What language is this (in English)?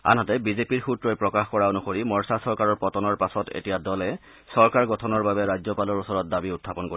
Assamese